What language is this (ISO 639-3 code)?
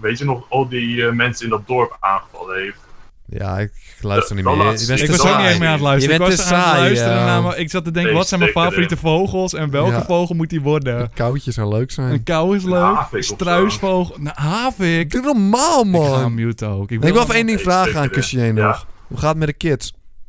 nld